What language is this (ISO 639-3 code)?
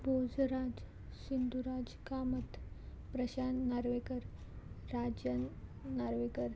kok